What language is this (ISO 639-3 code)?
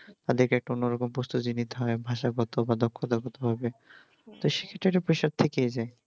ben